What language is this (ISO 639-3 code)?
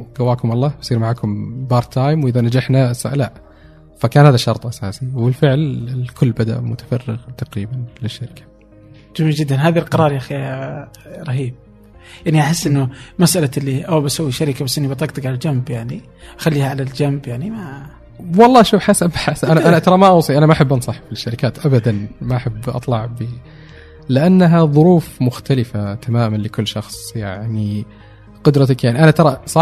ara